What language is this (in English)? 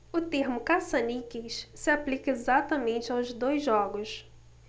Portuguese